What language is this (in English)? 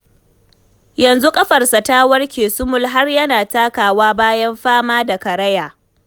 Hausa